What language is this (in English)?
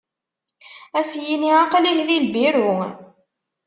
Kabyle